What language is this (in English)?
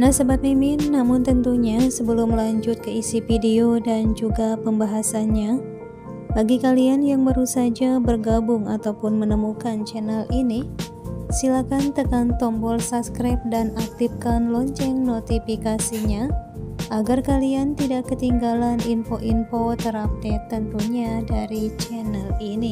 Indonesian